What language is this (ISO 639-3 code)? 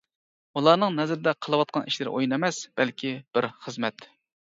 uig